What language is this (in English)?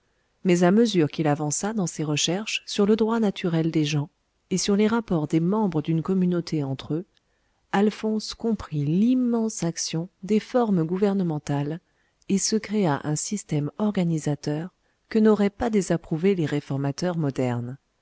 French